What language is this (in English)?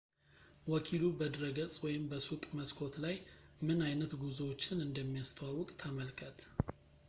Amharic